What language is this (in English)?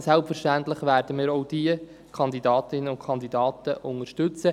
Swiss German